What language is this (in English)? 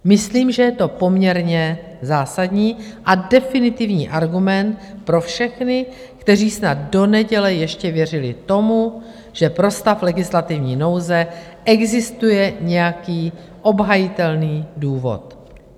Czech